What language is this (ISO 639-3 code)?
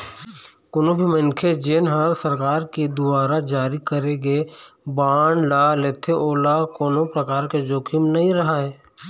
hne